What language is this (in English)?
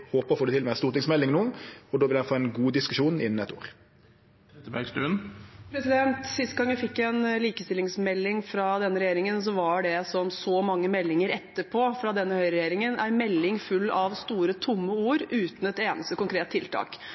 Norwegian